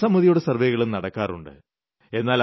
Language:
Malayalam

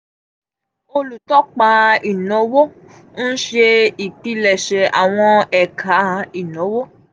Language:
Yoruba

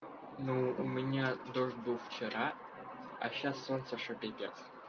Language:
Russian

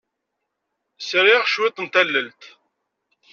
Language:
Kabyle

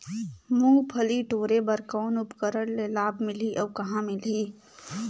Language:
Chhattisgarhi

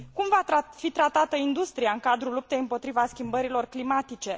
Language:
Romanian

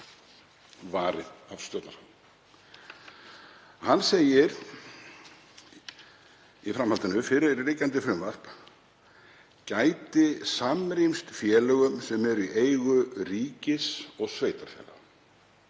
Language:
Icelandic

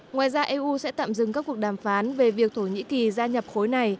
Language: Vietnamese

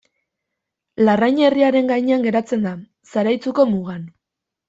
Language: Basque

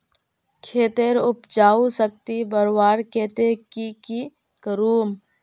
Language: Magahi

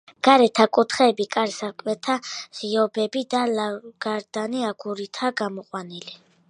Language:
Georgian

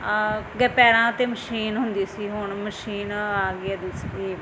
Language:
Punjabi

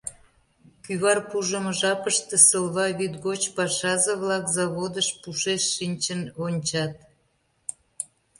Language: Mari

